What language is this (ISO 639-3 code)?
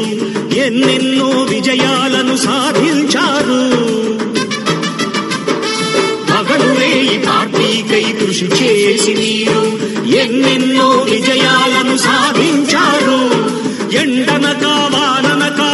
ara